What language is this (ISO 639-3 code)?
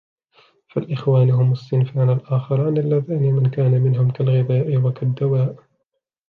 ara